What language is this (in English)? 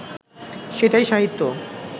Bangla